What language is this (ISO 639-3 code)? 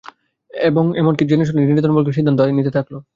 ben